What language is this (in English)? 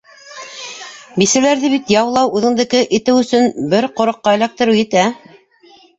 Bashkir